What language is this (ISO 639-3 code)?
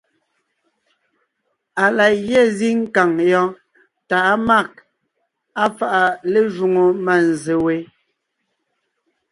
nnh